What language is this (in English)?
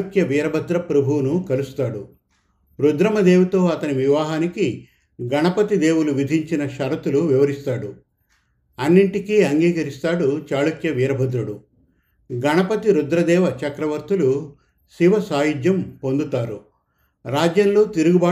Telugu